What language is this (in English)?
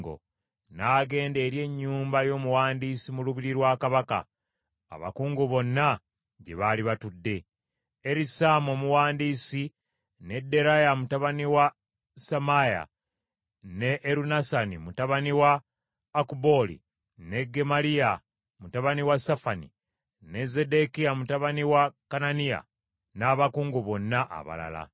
Ganda